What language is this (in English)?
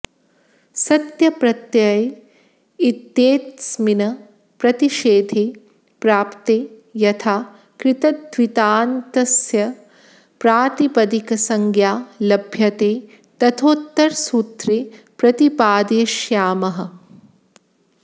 Sanskrit